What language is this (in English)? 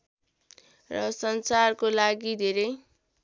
Nepali